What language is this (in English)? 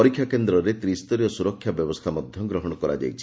Odia